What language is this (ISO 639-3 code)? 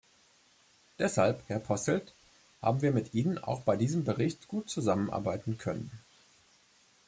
deu